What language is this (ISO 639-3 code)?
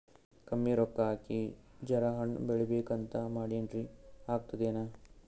kan